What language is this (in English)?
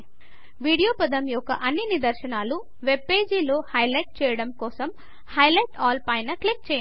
Telugu